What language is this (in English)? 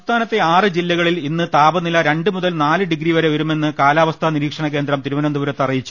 Malayalam